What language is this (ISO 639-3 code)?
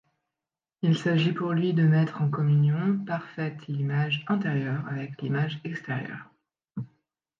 fra